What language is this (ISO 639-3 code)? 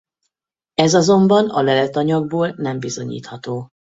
hun